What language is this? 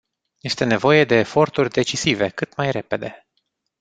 Romanian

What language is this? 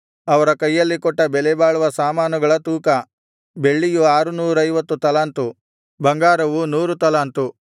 Kannada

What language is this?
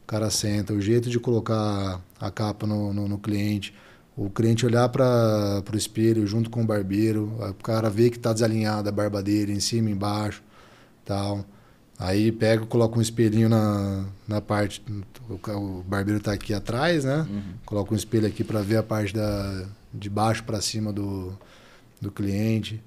Portuguese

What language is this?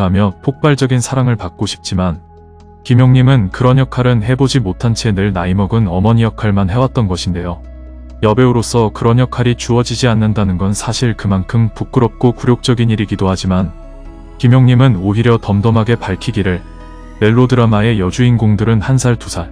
Korean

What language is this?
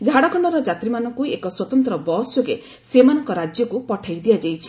Odia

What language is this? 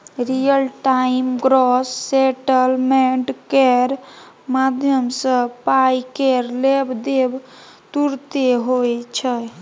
Maithili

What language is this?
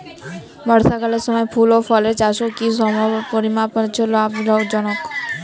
Bangla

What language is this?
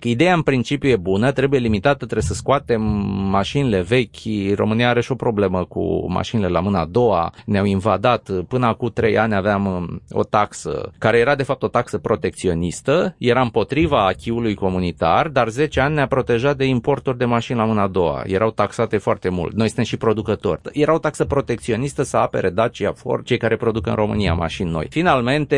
Romanian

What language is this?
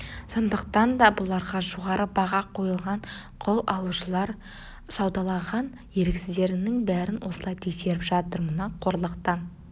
Kazakh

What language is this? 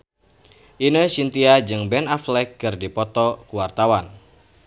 Sundanese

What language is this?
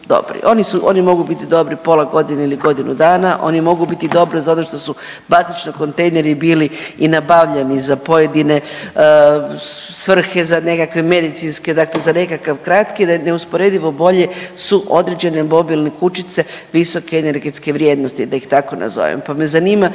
Croatian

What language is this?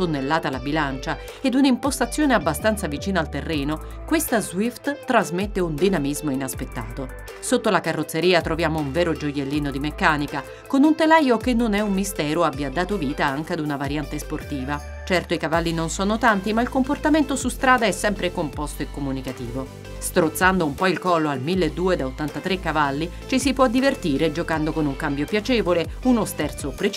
Italian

